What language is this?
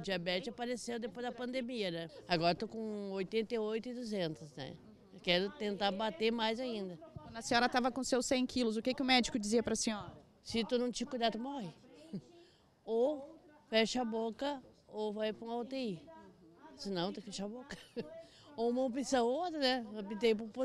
Portuguese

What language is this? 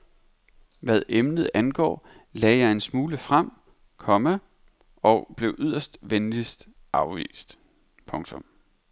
Danish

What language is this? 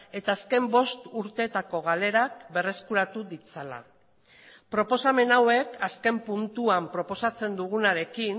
Basque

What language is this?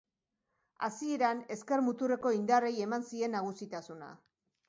Basque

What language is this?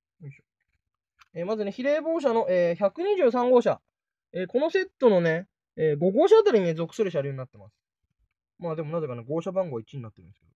Japanese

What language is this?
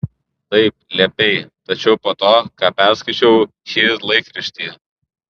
Lithuanian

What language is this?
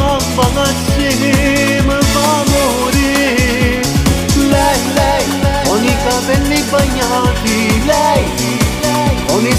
Italian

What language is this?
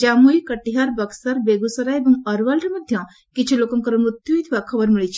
Odia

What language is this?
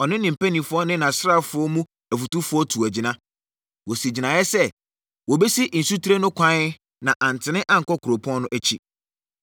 Akan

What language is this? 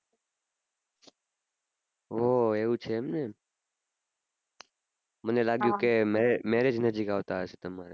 Gujarati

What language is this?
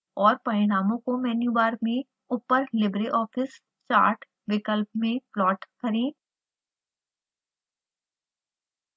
Hindi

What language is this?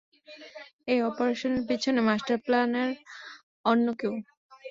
Bangla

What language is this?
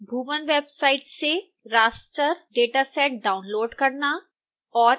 Hindi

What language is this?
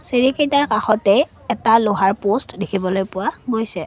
Assamese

